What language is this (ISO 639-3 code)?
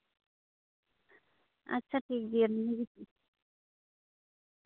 sat